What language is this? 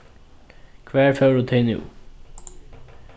Faroese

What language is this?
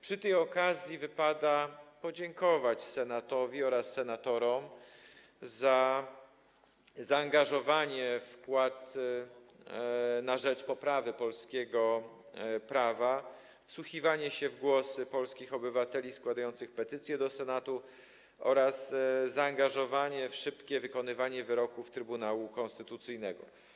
Polish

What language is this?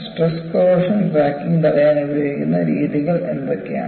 Malayalam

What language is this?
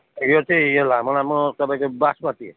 Nepali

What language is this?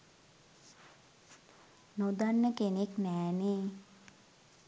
Sinhala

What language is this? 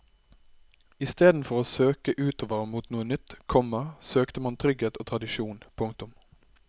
Norwegian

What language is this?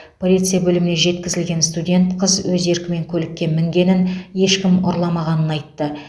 Kazakh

